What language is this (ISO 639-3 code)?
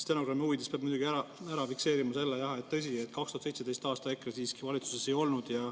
est